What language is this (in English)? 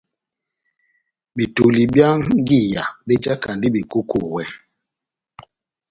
Batanga